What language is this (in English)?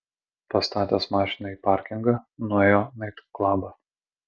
Lithuanian